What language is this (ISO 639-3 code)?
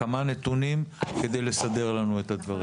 heb